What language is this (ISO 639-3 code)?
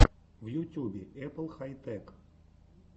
rus